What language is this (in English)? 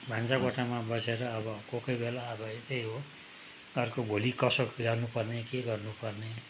Nepali